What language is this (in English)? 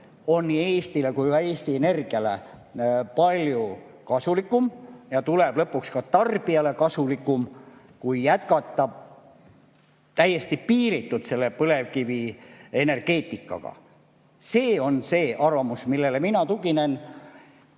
Estonian